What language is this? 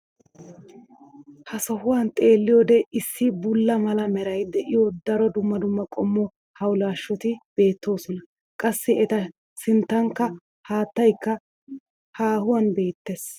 Wolaytta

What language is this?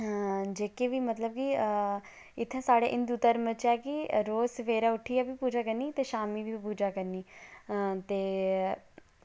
Dogri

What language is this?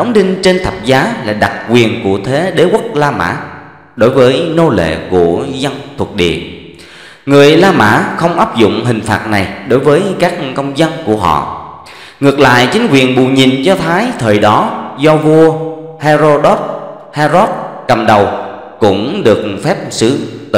Vietnamese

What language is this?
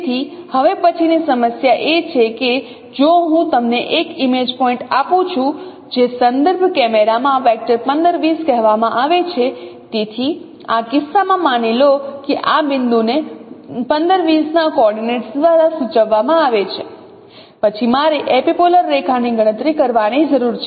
Gujarati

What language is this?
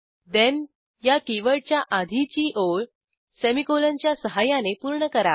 Marathi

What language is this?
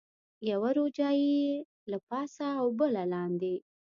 Pashto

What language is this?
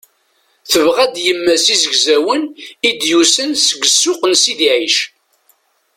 Kabyle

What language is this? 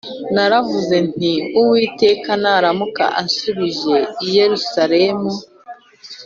Kinyarwanda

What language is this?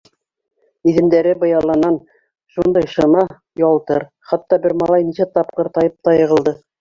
Bashkir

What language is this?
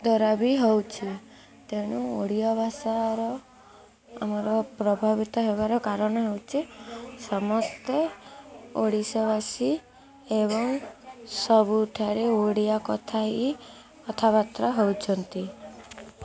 Odia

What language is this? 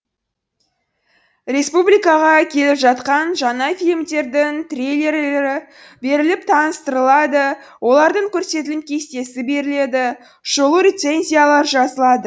Kazakh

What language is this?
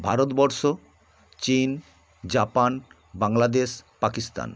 Bangla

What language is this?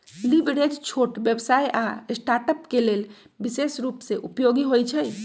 Magahi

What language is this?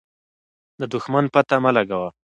Pashto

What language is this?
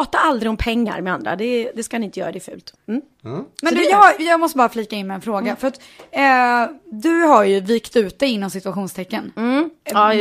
Swedish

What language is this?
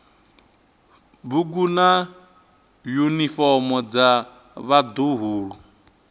Venda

